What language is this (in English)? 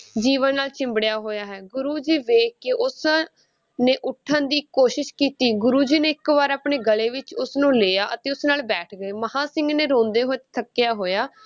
Punjabi